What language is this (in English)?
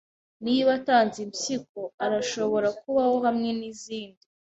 Kinyarwanda